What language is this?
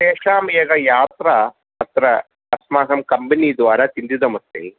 Sanskrit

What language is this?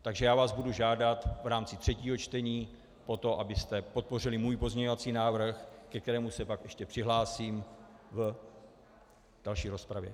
Czech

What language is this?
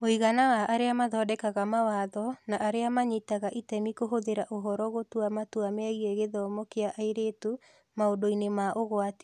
Kikuyu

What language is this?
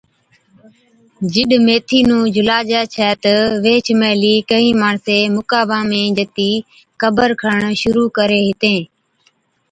Od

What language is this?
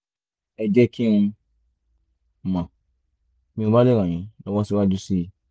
Yoruba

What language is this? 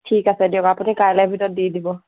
Assamese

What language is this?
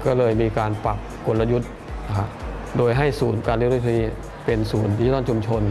Thai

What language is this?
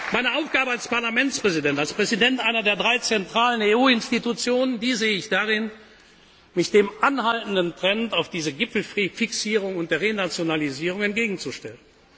German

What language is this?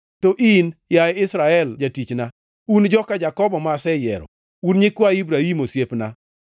Luo (Kenya and Tanzania)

